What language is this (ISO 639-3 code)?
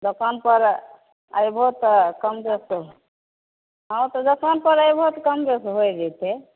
mai